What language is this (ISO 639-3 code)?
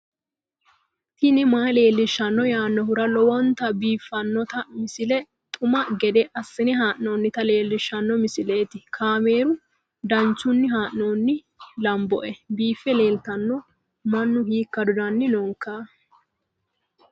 sid